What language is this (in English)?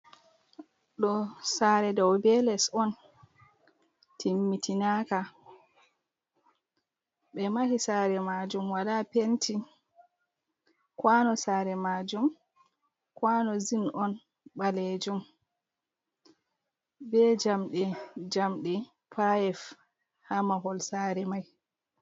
Fula